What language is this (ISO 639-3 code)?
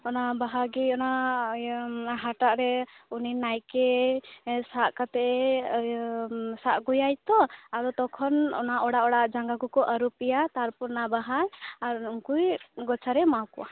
sat